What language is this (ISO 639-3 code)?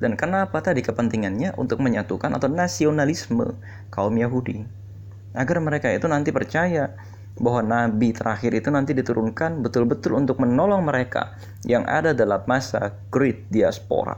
ind